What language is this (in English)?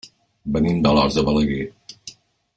Catalan